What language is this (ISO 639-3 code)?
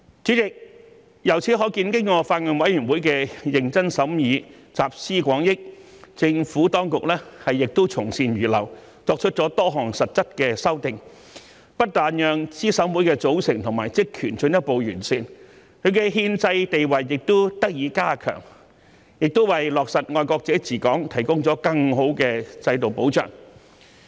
yue